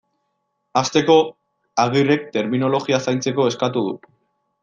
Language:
Basque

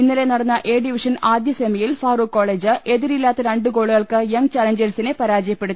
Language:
Malayalam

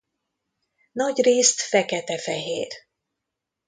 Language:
Hungarian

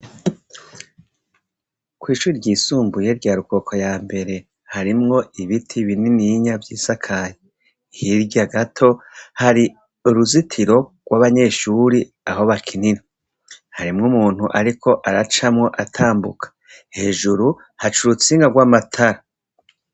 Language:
Rundi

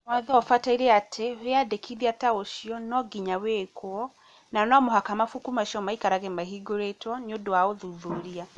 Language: Kikuyu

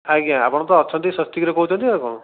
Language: Odia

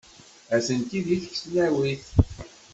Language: Kabyle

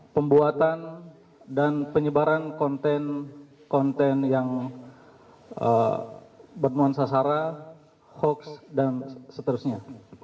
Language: Indonesian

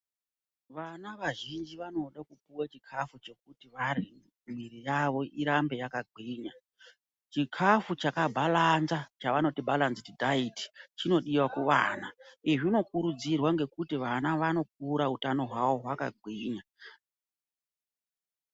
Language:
Ndau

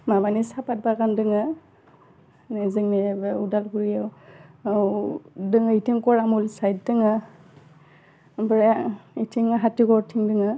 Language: Bodo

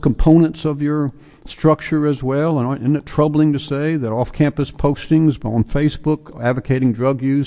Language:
English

